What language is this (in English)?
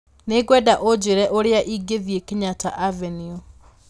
Kikuyu